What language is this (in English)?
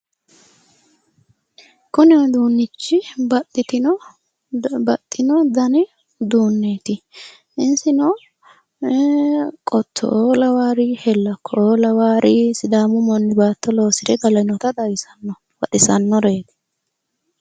Sidamo